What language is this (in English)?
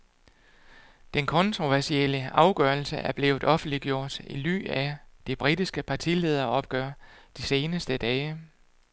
Danish